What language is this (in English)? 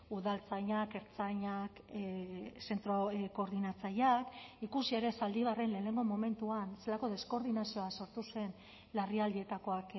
Basque